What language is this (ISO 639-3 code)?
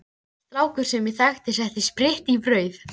isl